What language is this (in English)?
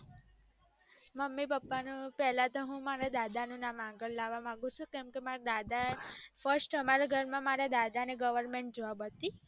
Gujarati